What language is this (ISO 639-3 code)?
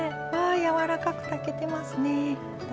jpn